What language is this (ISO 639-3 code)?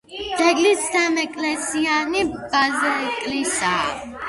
kat